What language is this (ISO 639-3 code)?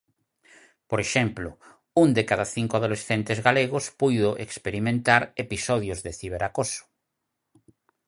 glg